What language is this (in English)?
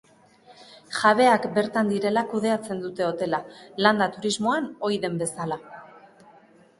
Basque